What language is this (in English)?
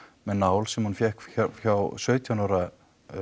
Icelandic